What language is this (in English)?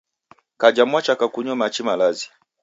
Taita